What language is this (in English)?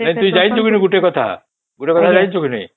Odia